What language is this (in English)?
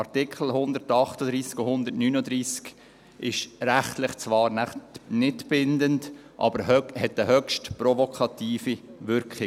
Swiss German